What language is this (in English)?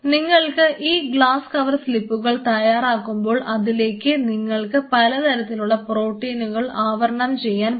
Malayalam